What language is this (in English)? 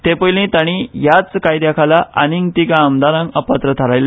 Konkani